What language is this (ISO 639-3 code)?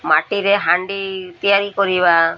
ori